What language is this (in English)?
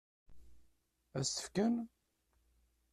Kabyle